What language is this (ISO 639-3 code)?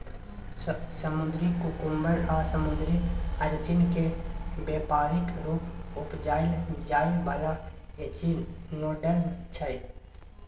mai